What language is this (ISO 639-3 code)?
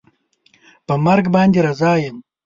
pus